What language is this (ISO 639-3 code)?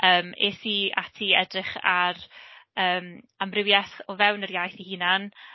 cym